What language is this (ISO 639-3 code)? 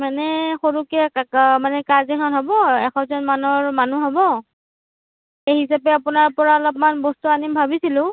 asm